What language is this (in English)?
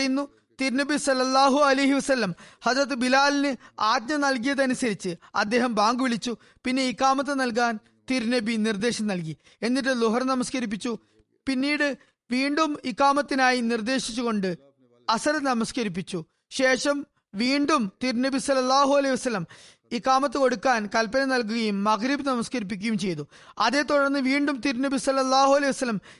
Malayalam